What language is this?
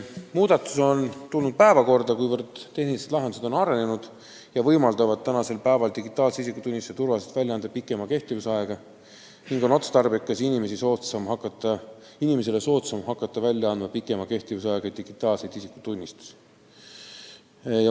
Estonian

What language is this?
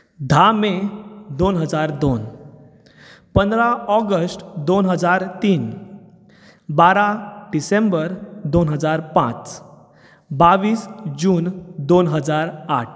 Konkani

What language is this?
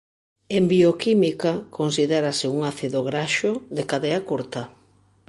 Galician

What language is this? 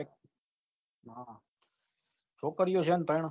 Gujarati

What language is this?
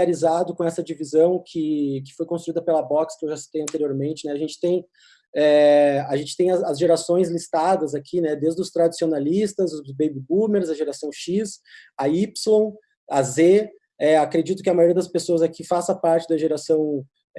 Portuguese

